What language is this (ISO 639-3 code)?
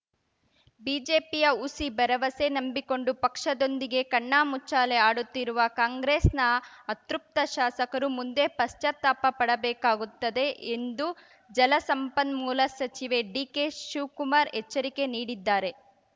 kan